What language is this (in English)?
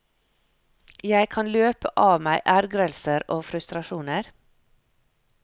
Norwegian